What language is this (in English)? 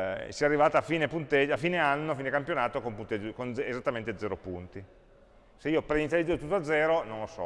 Italian